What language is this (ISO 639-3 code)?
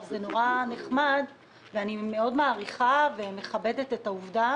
heb